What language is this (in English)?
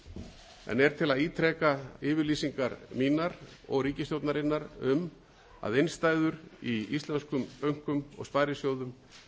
Icelandic